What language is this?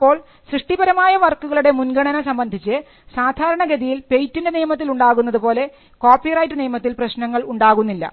Malayalam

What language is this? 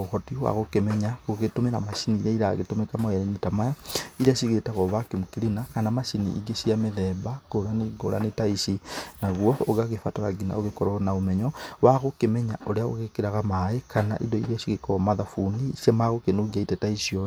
Kikuyu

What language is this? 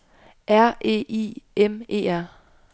Danish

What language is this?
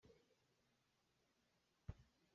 Hakha Chin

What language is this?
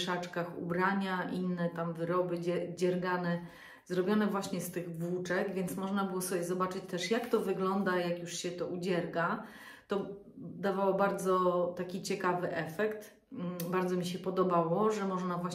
Polish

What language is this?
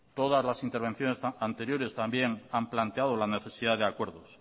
Spanish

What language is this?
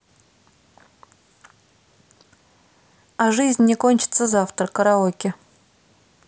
Russian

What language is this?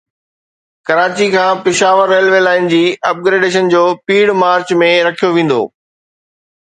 Sindhi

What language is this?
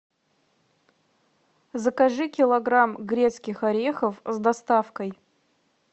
Russian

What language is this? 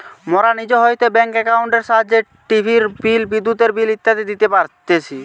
Bangla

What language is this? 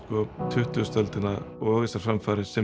Icelandic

